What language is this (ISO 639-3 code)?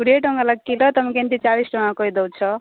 ori